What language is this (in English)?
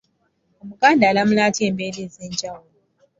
Ganda